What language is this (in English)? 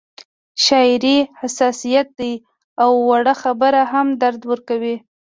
Pashto